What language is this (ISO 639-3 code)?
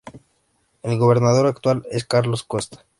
spa